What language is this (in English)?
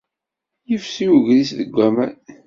Kabyle